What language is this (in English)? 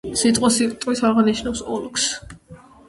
Georgian